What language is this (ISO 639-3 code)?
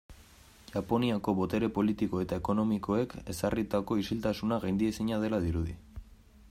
eus